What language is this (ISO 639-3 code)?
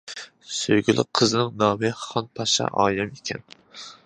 uig